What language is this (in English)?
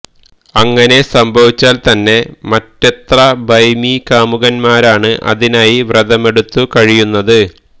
Malayalam